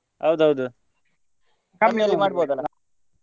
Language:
Kannada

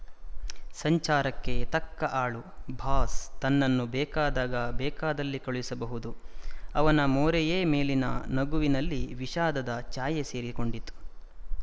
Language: Kannada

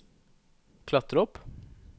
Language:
Norwegian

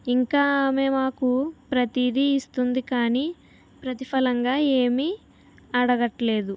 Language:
Telugu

